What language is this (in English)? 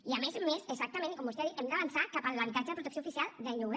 Catalan